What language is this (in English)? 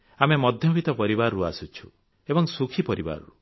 Odia